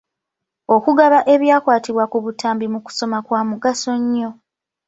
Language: Ganda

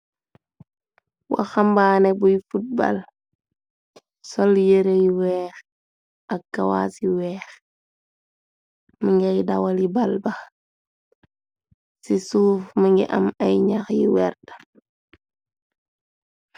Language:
Wolof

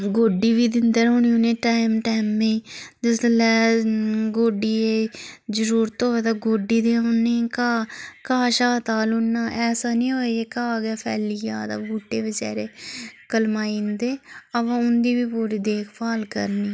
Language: Dogri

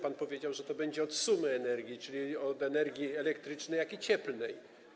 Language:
Polish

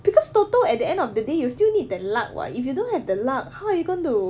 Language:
English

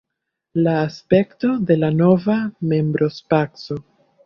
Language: Esperanto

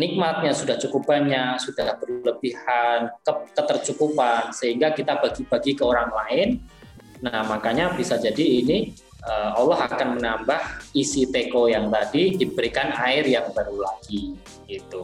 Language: Indonesian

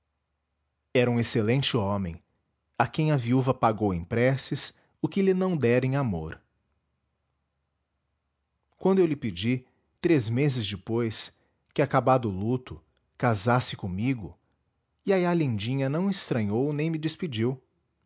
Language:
Portuguese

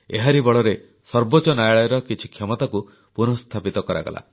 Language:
Odia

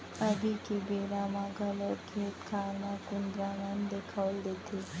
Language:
Chhattisgarhi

